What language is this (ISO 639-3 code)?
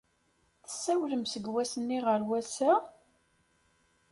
kab